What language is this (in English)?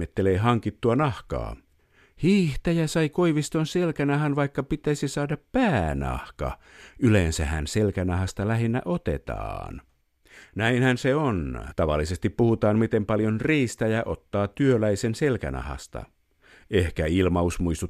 Finnish